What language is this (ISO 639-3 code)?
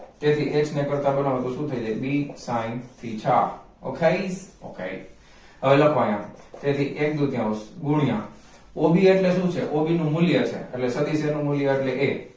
guj